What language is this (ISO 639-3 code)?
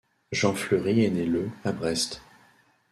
fra